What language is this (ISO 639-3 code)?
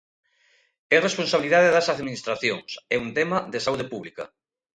glg